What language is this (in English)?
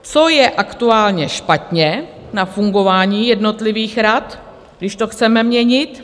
Czech